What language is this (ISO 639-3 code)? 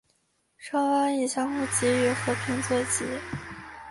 zho